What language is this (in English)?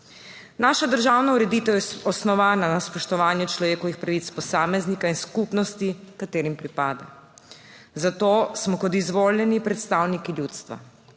Slovenian